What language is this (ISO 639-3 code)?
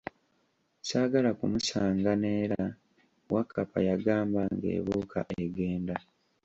lug